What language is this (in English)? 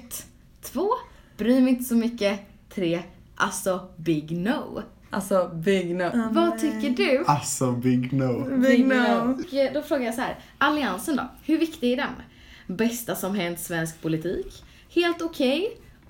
Swedish